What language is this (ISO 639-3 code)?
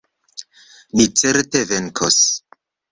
epo